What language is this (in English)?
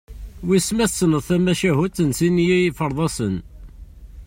Kabyle